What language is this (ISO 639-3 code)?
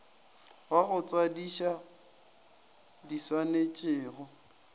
nso